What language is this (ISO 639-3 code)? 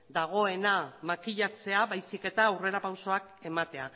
eus